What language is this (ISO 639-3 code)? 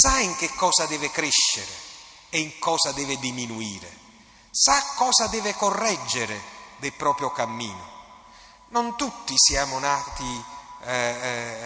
ita